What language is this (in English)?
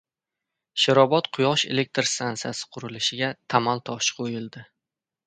Uzbek